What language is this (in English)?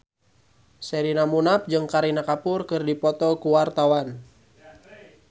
Sundanese